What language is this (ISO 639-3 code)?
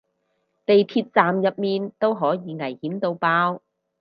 yue